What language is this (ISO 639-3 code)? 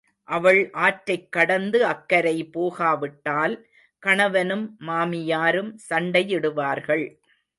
tam